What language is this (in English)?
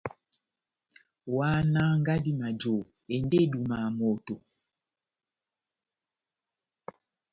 Batanga